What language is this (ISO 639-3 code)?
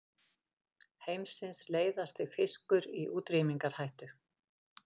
isl